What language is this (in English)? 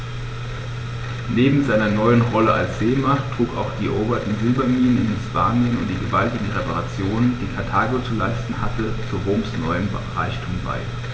German